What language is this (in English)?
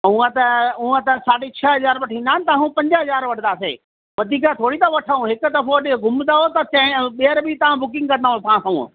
Sindhi